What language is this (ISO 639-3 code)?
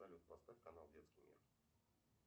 rus